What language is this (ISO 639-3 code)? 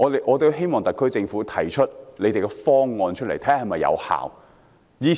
yue